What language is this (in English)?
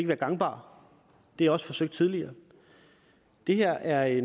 Danish